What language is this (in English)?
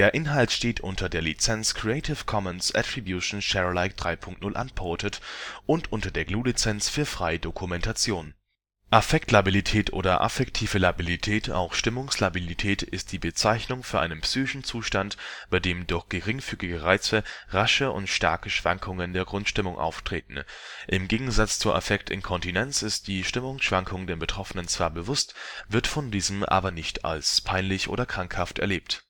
German